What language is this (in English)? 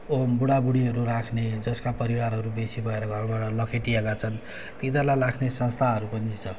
Nepali